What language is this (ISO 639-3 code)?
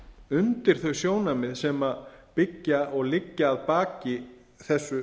isl